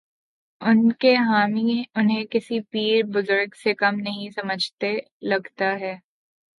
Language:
Urdu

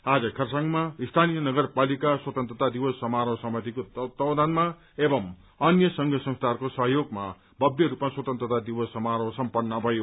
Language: Nepali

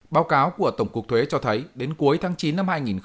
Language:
Vietnamese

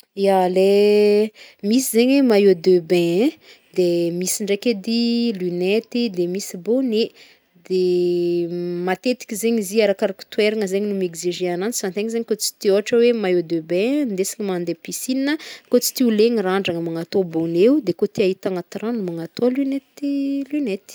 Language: Northern Betsimisaraka Malagasy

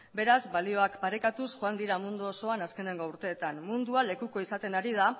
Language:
Basque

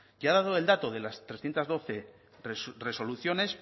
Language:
Spanish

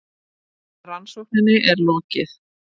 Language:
Icelandic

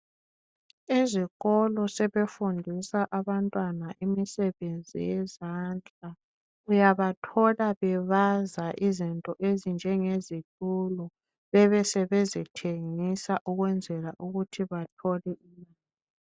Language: North Ndebele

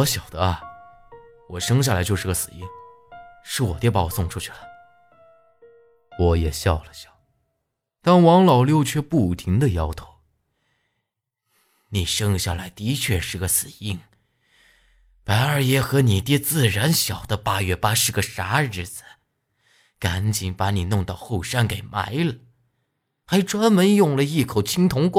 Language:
Chinese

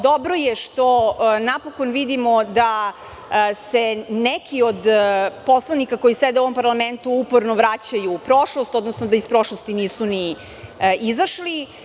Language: Serbian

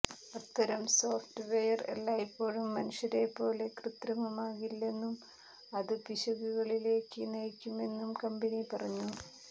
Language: Malayalam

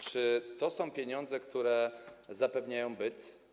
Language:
Polish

